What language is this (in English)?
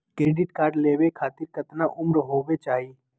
Magahi